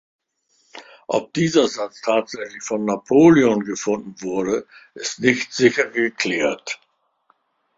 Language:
German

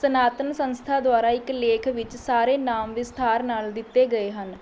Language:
Punjabi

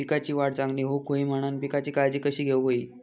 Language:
Marathi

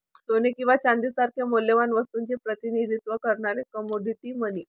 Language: Marathi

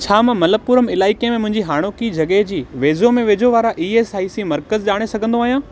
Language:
Sindhi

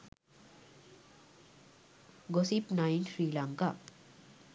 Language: Sinhala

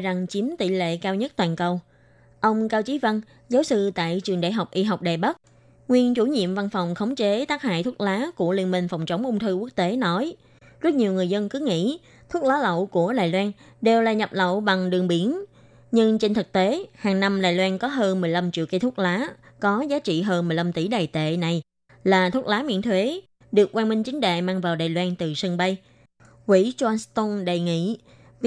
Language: Vietnamese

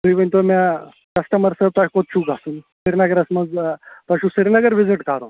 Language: Kashmiri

